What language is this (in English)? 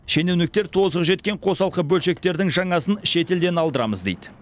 Kazakh